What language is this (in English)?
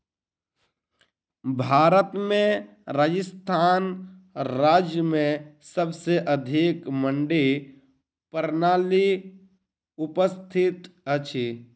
Maithili